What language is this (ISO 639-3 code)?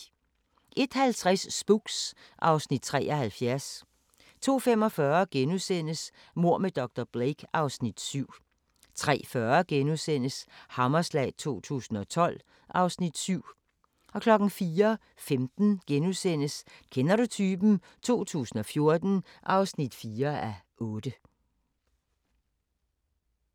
dan